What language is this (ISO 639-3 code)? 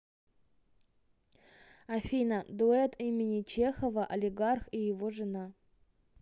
rus